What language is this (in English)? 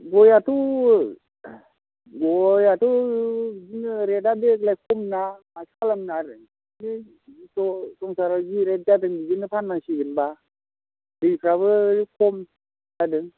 Bodo